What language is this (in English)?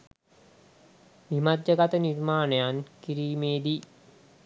Sinhala